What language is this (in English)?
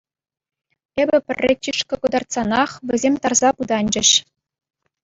Chuvash